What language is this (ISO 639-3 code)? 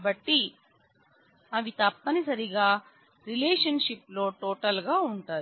tel